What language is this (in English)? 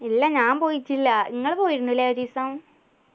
Malayalam